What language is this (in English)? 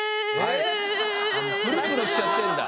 Japanese